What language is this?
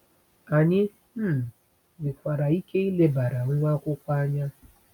Igbo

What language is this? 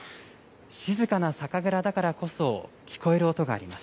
Japanese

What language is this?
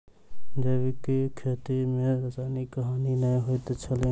Maithili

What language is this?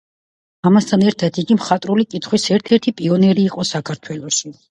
Georgian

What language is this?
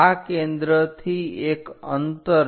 Gujarati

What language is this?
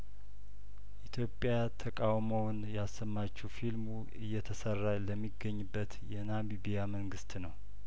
Amharic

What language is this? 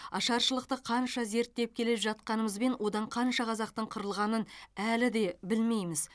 Kazakh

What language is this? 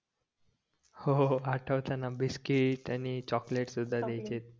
Marathi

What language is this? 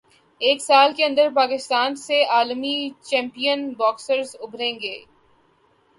Urdu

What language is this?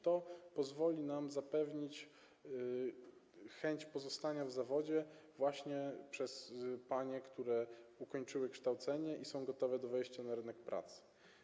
Polish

